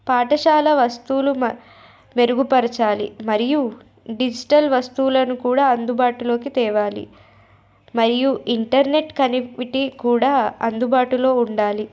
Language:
Telugu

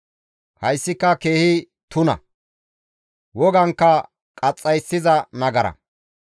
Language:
Gamo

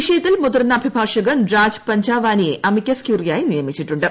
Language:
Malayalam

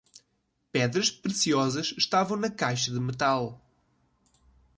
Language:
Portuguese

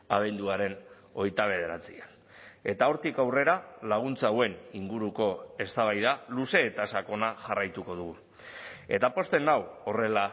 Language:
Basque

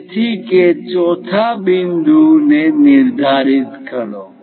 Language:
Gujarati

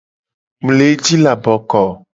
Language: Gen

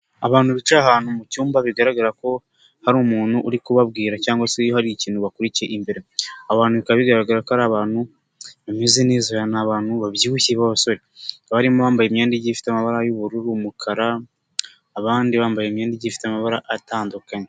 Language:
Kinyarwanda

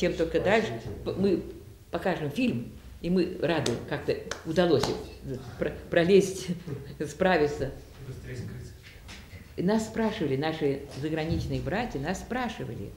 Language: Russian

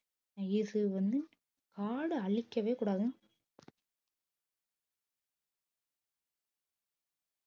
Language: Tamil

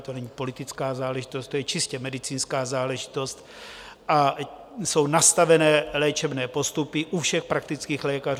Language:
Czech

